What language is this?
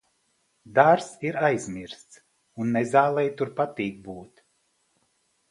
Latvian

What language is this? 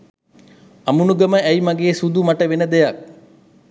Sinhala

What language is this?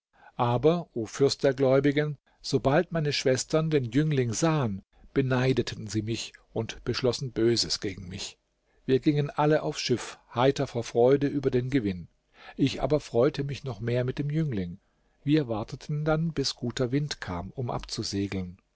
German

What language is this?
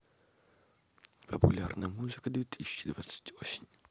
Russian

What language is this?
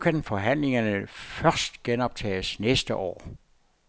Danish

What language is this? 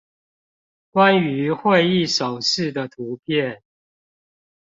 Chinese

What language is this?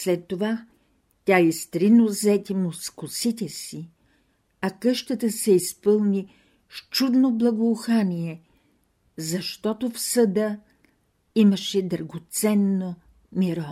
Bulgarian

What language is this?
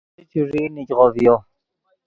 Yidgha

